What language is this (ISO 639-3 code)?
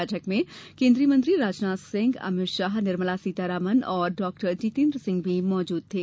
hin